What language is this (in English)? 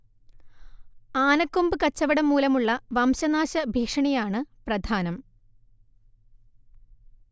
Malayalam